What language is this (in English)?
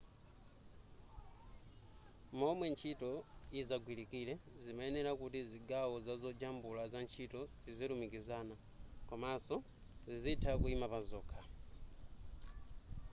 Nyanja